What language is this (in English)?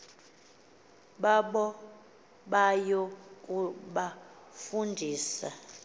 Xhosa